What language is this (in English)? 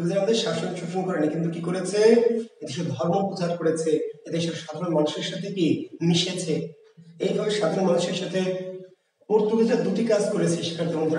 Hindi